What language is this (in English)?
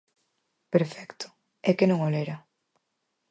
Galician